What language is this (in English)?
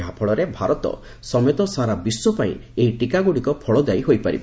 Odia